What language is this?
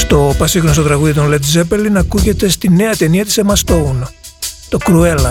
Greek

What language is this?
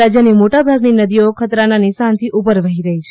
Gujarati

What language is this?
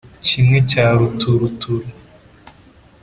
Kinyarwanda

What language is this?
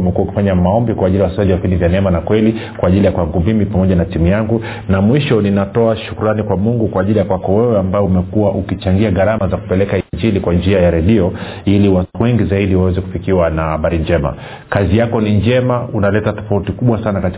Swahili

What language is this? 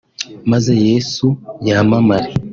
Kinyarwanda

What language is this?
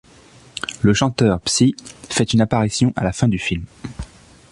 French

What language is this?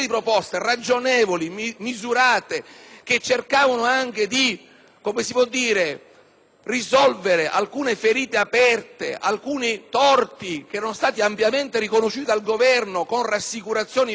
Italian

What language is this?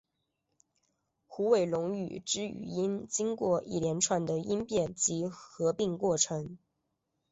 Chinese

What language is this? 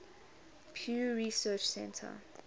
English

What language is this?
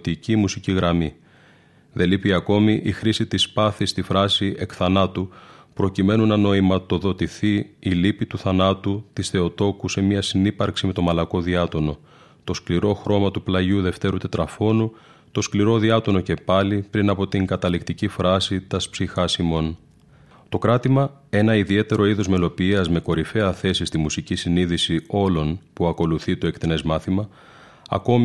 Greek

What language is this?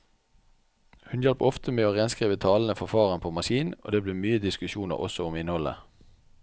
Norwegian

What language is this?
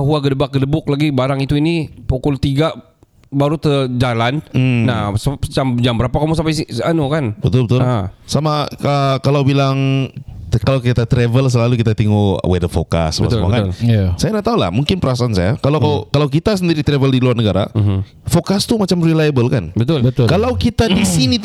Malay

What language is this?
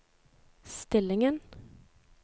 Norwegian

